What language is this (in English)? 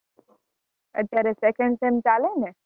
Gujarati